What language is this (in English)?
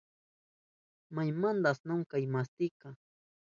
Southern Pastaza Quechua